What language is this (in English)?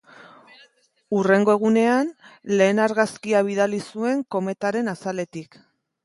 Basque